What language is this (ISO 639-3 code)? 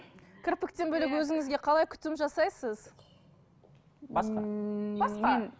kaz